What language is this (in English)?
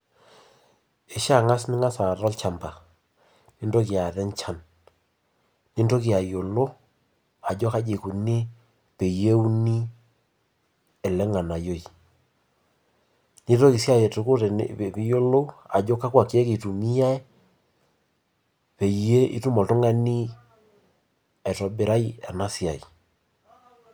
Masai